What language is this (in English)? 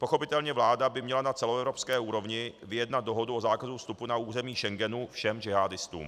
Czech